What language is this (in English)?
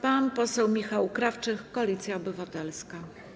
Polish